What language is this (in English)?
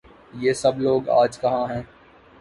Urdu